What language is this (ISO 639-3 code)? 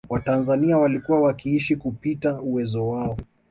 swa